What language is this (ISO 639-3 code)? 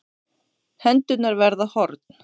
isl